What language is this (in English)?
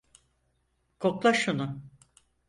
Turkish